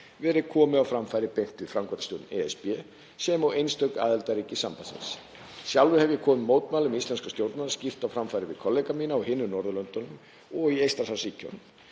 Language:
Icelandic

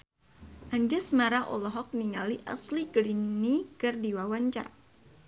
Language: Sundanese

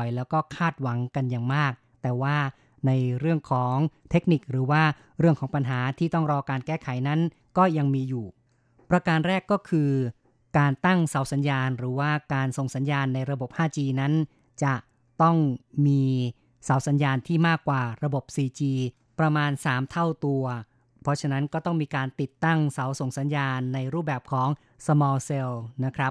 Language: Thai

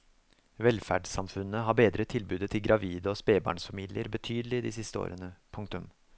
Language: Norwegian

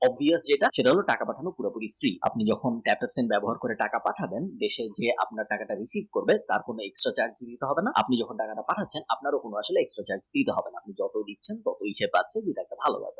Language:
Bangla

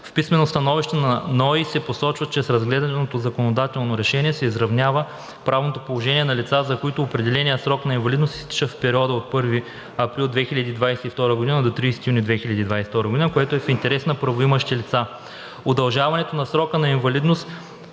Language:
Bulgarian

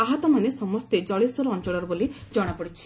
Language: Odia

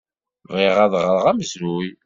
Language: Kabyle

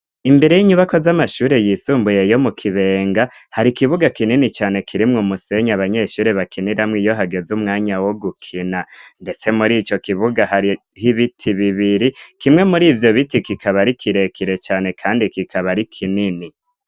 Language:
Rundi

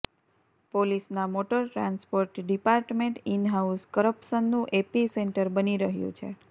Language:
Gujarati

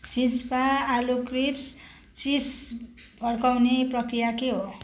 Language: Nepali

